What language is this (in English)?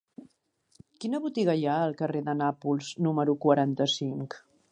Catalan